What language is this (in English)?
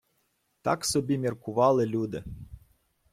Ukrainian